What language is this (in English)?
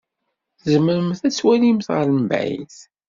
Kabyle